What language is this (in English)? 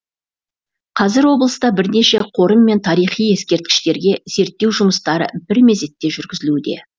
Kazakh